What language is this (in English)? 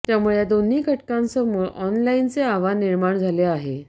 Marathi